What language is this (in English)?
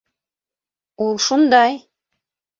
Bashkir